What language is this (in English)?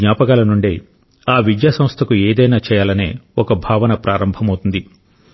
Telugu